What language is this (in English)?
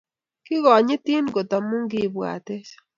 Kalenjin